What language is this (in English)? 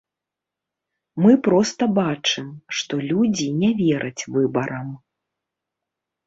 Belarusian